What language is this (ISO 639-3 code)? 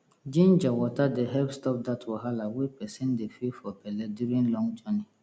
pcm